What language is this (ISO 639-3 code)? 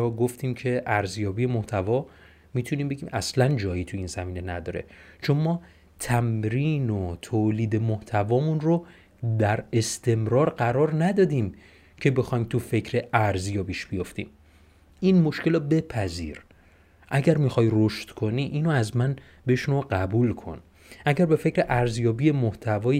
fas